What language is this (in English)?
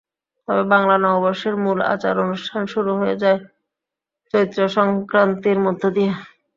Bangla